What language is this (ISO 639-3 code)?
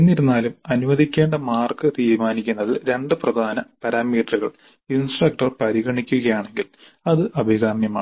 mal